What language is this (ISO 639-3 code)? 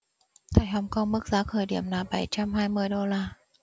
vie